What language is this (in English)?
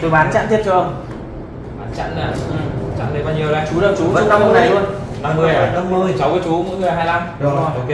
Vietnamese